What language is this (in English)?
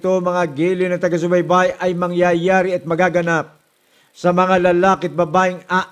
Filipino